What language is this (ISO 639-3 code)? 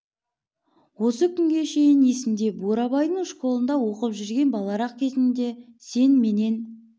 kaz